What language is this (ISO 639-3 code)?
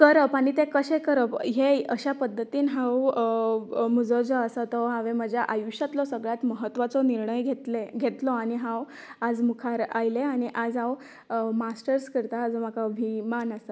kok